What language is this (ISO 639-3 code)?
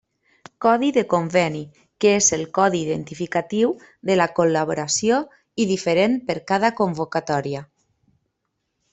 cat